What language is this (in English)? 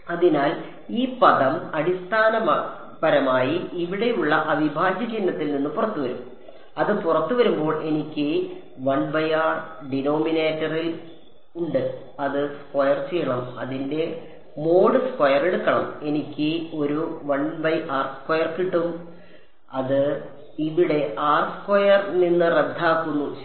Malayalam